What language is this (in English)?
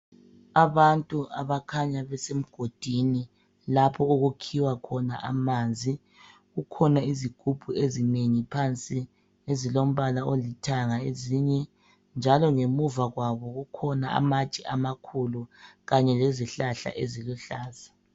North Ndebele